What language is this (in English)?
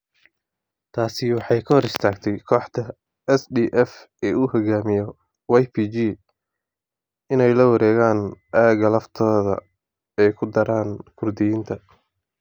Somali